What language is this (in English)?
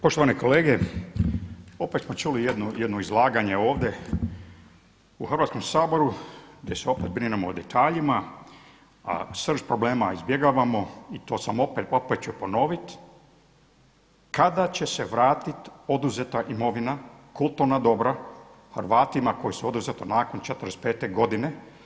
Croatian